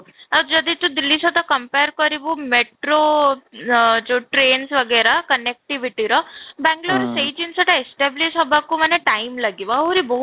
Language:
Odia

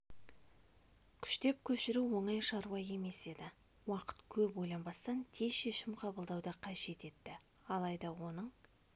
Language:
Kazakh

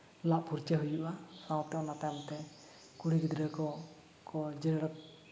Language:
Santali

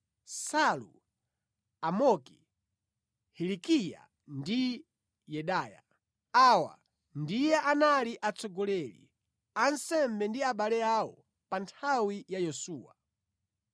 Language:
Nyanja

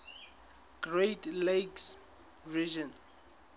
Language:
Southern Sotho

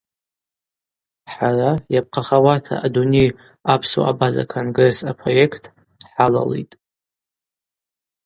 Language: Abaza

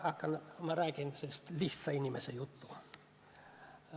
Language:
Estonian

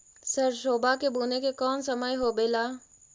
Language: Magahi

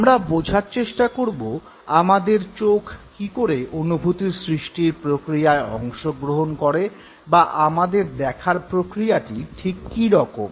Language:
Bangla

